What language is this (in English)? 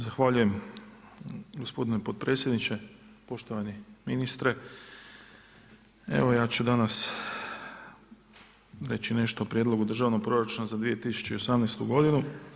Croatian